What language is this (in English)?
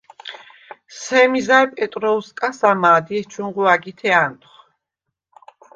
Svan